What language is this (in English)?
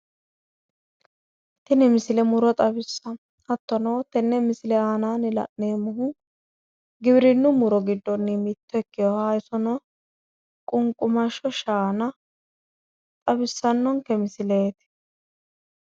Sidamo